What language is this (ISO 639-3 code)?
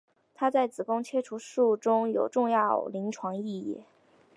zho